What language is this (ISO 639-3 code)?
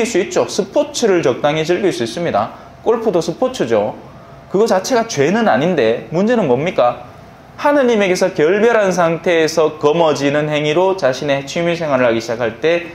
kor